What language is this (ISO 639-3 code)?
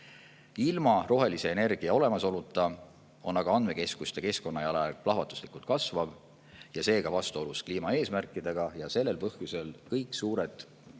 est